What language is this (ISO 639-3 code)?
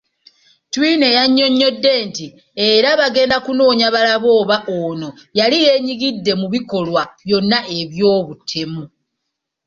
lug